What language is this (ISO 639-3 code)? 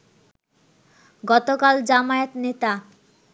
ben